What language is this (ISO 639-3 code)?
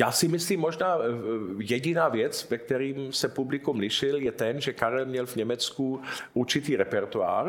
ces